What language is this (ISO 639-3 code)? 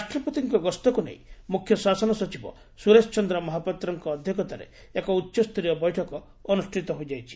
ori